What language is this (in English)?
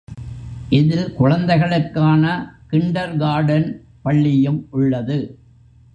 Tamil